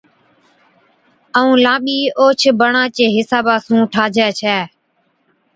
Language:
Od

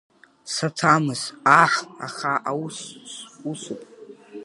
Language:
Abkhazian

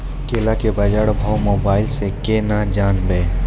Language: Maithili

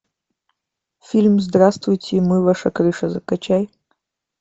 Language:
Russian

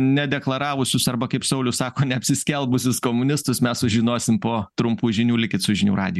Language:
Lithuanian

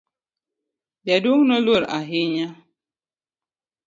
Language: Luo (Kenya and Tanzania)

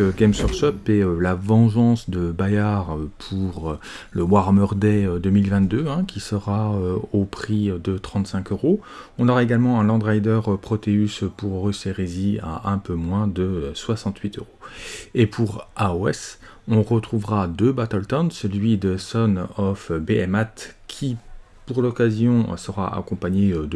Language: French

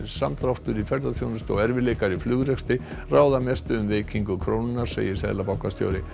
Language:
Icelandic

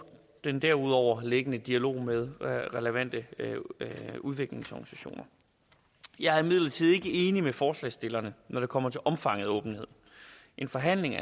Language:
Danish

